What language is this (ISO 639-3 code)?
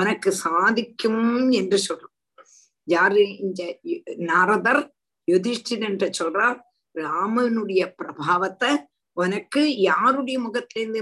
tam